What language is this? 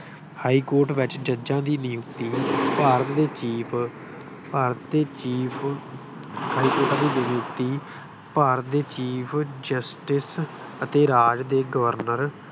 Punjabi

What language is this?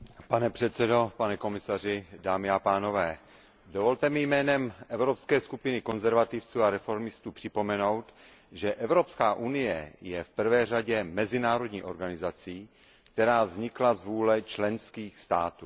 Czech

